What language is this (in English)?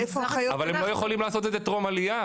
Hebrew